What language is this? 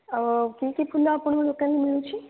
Odia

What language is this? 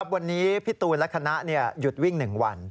Thai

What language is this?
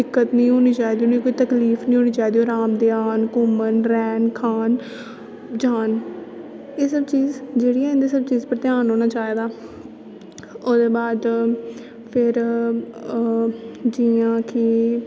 Dogri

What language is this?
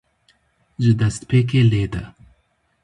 Kurdish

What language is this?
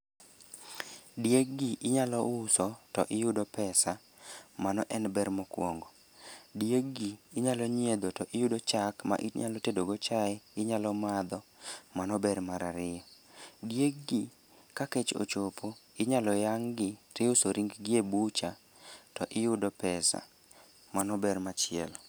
Luo (Kenya and Tanzania)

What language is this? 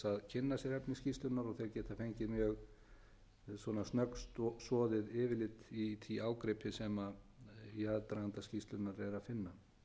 Icelandic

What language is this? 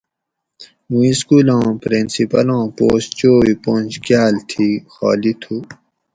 Gawri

